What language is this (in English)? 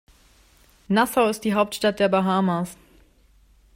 German